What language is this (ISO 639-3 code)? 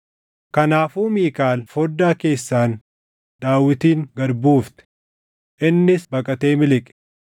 orm